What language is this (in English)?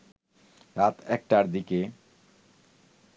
Bangla